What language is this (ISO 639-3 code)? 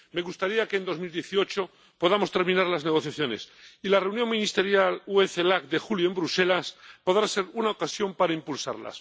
spa